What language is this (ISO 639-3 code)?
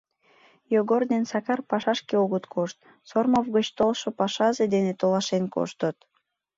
chm